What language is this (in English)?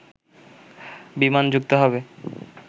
Bangla